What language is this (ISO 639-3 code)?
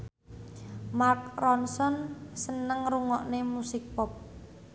jav